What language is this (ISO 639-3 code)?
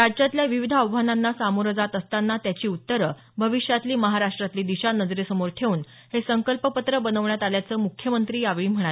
mar